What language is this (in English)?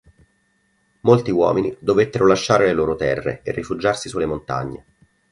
Italian